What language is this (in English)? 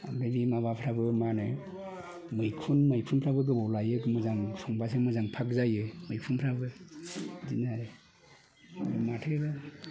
Bodo